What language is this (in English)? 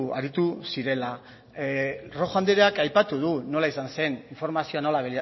Basque